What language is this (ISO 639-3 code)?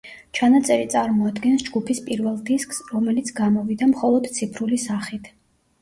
kat